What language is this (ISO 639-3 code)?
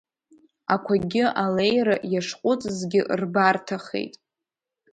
abk